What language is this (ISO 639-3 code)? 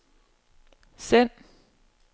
dan